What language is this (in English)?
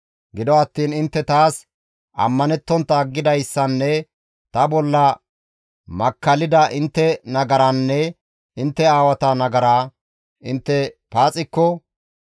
Gamo